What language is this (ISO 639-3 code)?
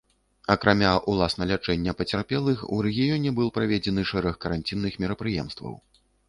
bel